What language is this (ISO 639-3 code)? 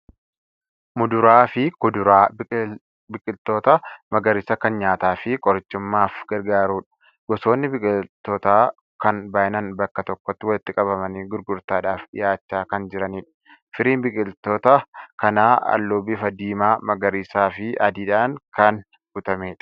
orm